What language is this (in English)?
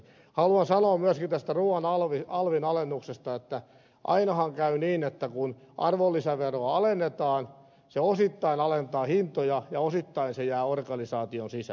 Finnish